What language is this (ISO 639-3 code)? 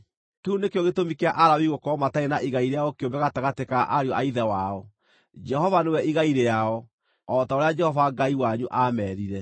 kik